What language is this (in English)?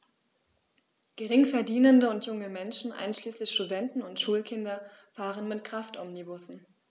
German